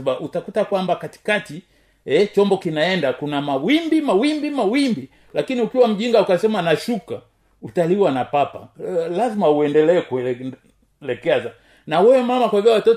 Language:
Swahili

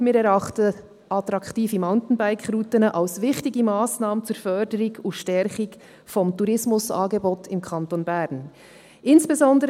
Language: Swiss German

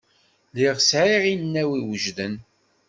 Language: Kabyle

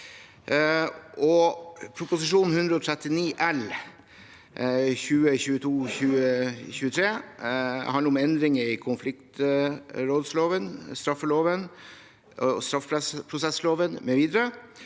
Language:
Norwegian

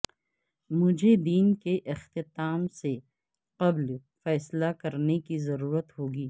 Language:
Urdu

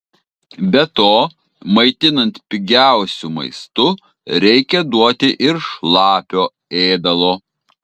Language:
Lithuanian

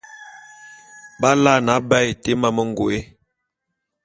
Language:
Bulu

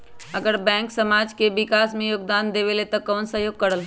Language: Magahi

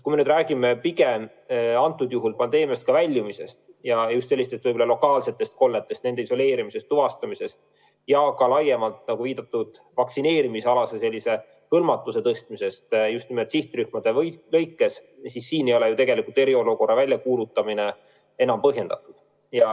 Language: Estonian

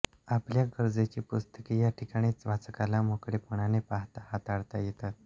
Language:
Marathi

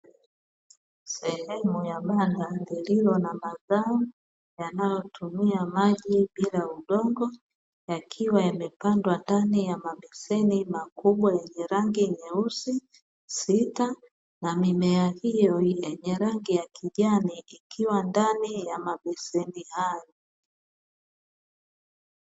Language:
Swahili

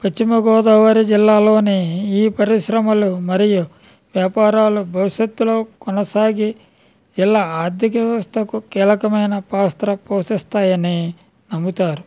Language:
Telugu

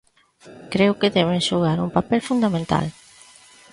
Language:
Galician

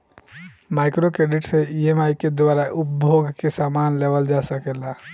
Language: Bhojpuri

